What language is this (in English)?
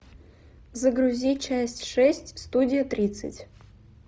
Russian